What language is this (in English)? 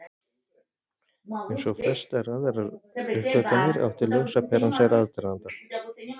Icelandic